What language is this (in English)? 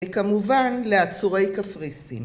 Hebrew